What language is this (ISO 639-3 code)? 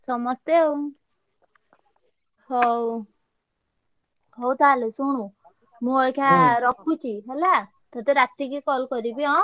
ori